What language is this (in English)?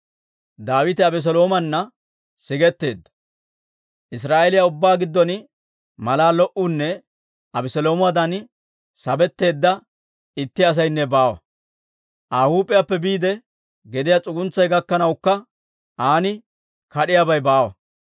Dawro